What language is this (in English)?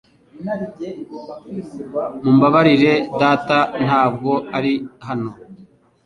Kinyarwanda